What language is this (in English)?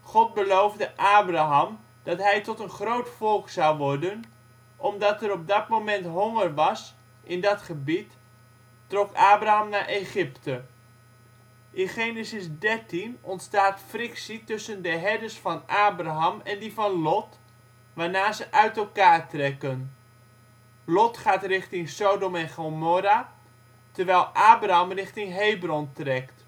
Dutch